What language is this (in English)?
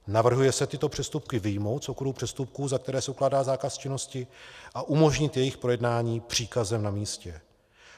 Czech